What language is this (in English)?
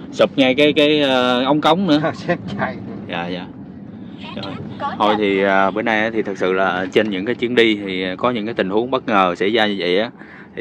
Vietnamese